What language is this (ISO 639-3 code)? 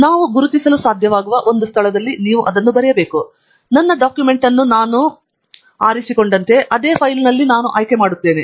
kan